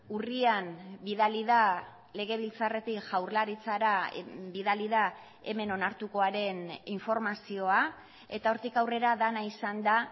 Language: Basque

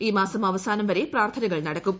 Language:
Malayalam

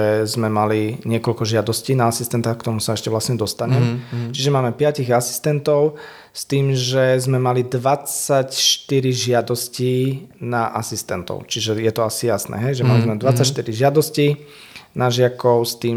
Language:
Slovak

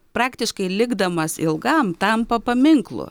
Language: Lithuanian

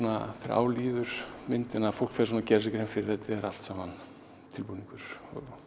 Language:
Icelandic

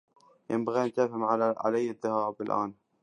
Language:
Arabic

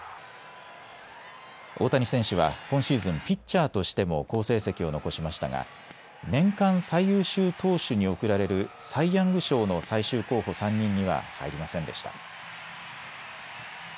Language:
Japanese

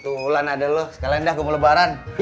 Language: Indonesian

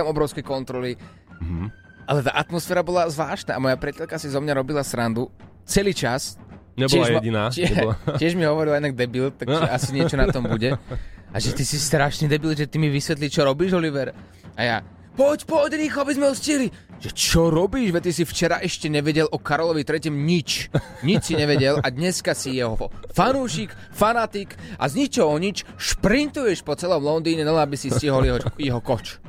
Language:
Slovak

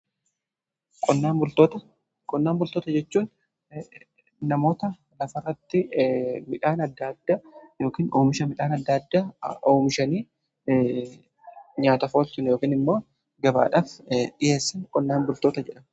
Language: Oromo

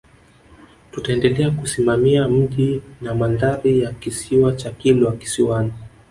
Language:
Swahili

